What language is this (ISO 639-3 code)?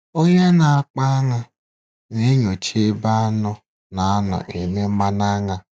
ibo